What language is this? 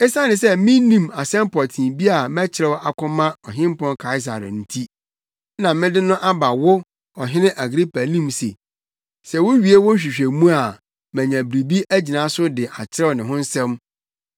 Akan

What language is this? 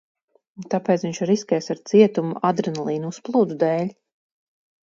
Latvian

